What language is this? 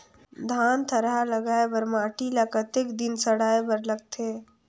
Chhattisgarhi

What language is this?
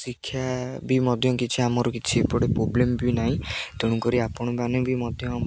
Odia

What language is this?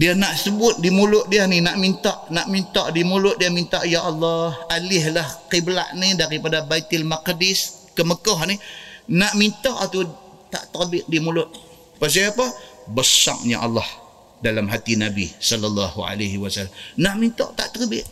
Malay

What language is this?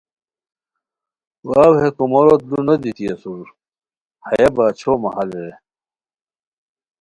Khowar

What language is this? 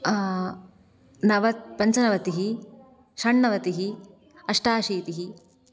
Sanskrit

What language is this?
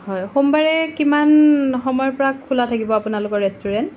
Assamese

